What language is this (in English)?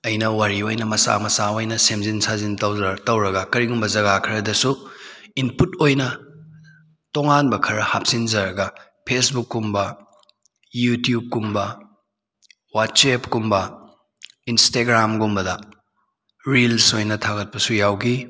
Manipuri